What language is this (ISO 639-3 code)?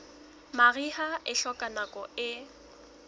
sot